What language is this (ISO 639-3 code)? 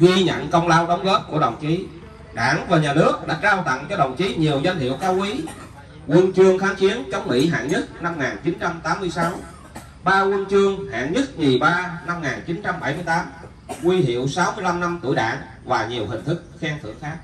vie